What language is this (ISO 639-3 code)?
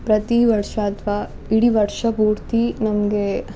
kan